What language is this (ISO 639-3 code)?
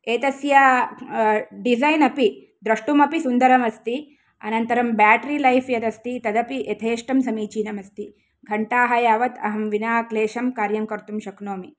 san